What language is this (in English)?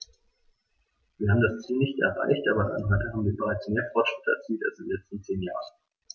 German